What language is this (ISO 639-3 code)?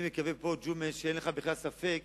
heb